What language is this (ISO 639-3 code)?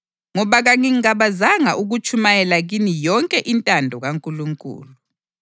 nde